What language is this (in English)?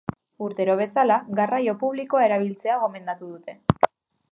Basque